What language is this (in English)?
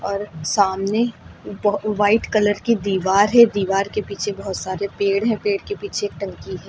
Hindi